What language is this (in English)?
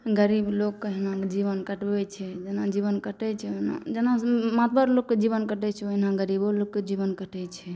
Maithili